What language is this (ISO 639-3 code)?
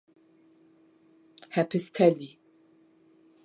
deu